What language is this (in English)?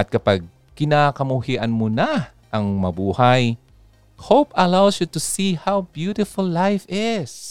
Filipino